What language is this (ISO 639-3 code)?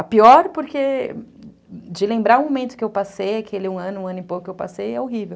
por